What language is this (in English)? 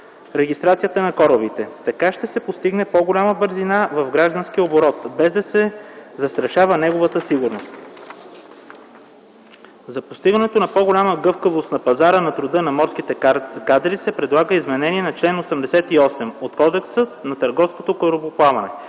Bulgarian